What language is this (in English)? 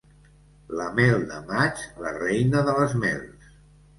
Catalan